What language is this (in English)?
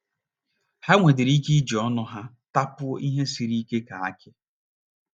Igbo